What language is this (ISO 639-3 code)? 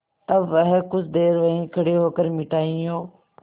hin